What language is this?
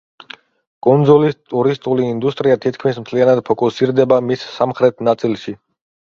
Georgian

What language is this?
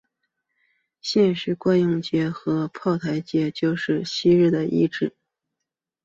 Chinese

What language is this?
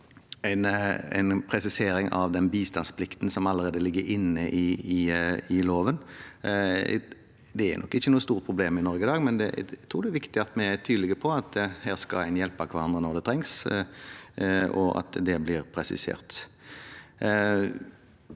Norwegian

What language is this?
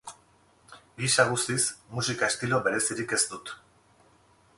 Basque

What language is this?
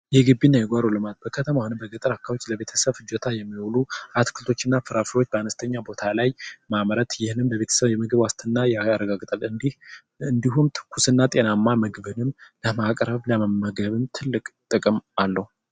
Amharic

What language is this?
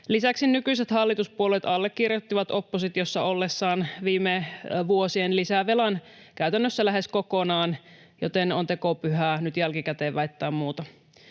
Finnish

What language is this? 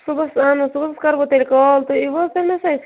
Kashmiri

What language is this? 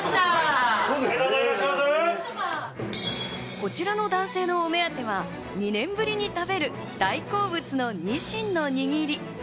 Japanese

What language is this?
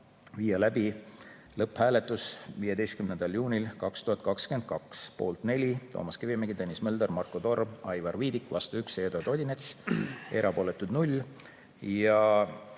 Estonian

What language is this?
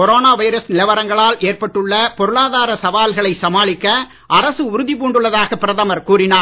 Tamil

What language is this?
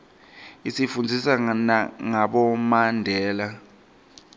Swati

